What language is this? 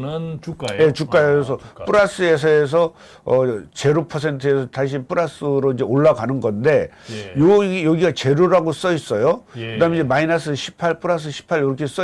Korean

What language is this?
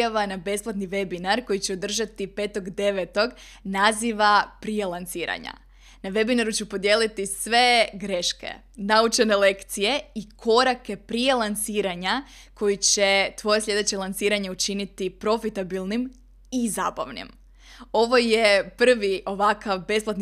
Croatian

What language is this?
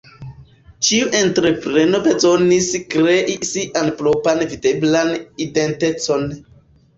Esperanto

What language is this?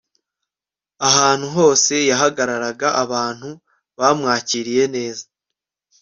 Kinyarwanda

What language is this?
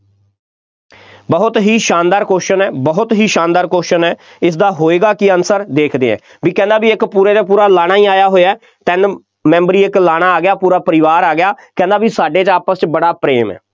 Punjabi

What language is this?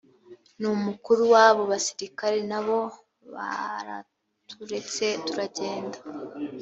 Kinyarwanda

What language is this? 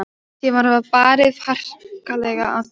Icelandic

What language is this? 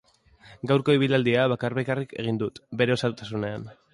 Basque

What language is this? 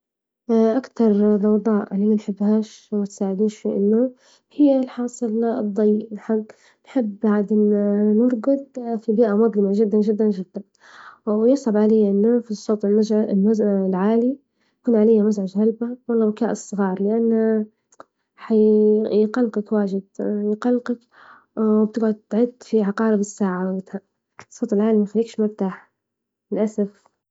Libyan Arabic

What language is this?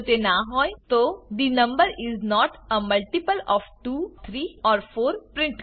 Gujarati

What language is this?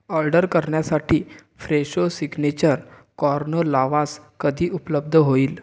Marathi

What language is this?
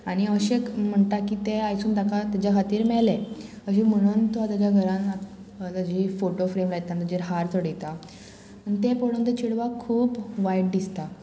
Konkani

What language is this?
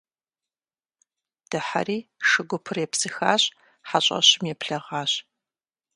Kabardian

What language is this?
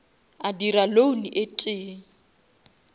Northern Sotho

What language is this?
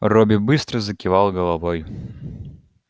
Russian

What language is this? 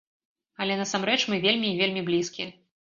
Belarusian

